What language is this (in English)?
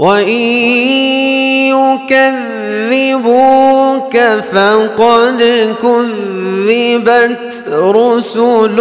Arabic